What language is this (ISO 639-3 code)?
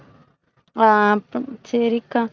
tam